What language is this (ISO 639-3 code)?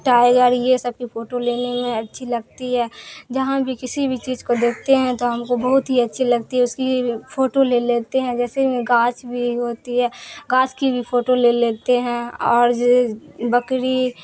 urd